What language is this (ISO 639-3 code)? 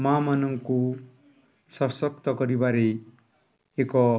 ori